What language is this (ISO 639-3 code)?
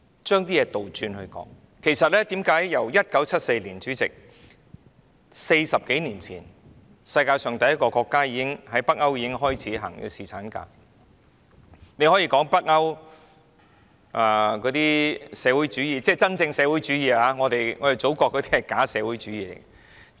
yue